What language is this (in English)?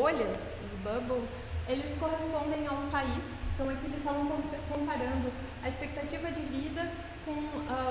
Portuguese